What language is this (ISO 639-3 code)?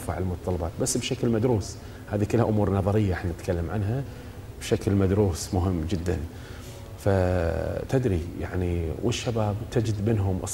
ara